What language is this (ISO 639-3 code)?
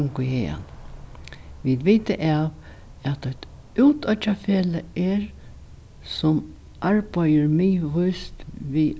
fao